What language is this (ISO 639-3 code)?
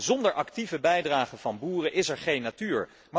nld